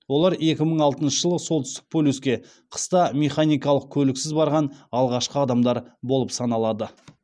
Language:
Kazakh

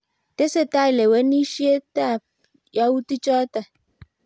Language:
Kalenjin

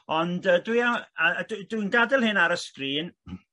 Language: Welsh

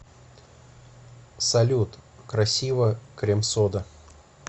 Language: Russian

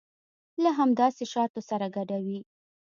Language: Pashto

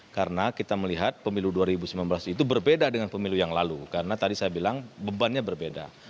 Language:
Indonesian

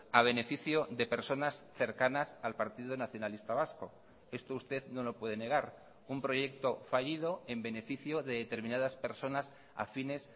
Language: Spanish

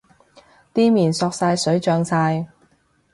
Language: Cantonese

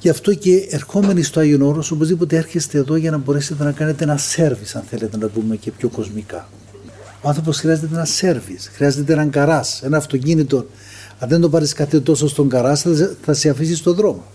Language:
Greek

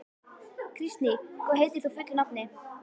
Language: Icelandic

